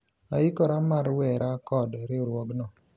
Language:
Luo (Kenya and Tanzania)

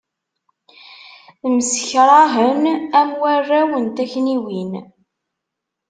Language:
Kabyle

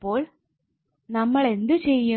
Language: Malayalam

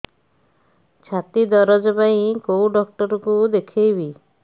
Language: Odia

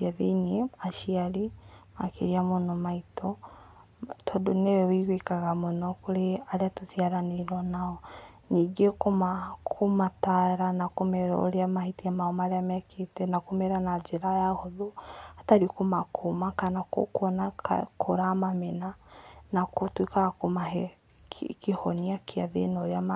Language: Kikuyu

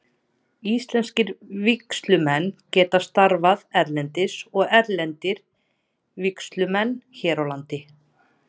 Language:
Icelandic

